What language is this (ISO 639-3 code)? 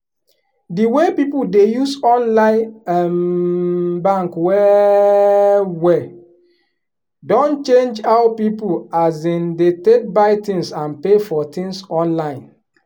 pcm